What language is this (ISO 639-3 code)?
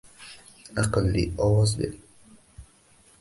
uzb